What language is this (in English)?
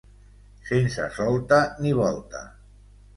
Catalan